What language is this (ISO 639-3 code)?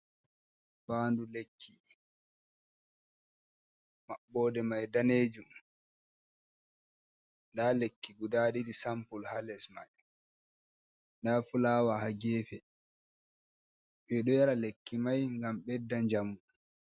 ful